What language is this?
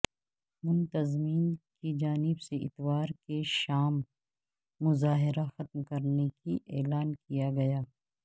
Urdu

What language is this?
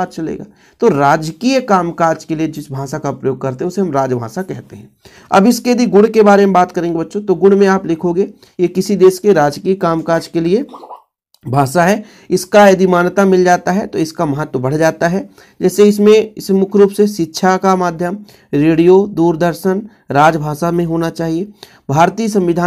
Hindi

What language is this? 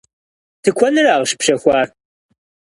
Kabardian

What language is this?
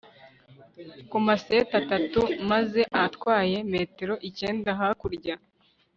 Kinyarwanda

